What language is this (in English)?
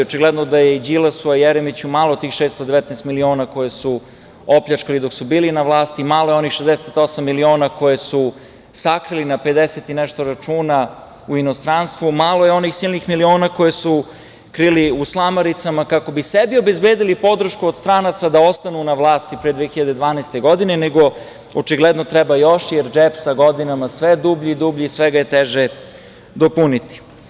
Serbian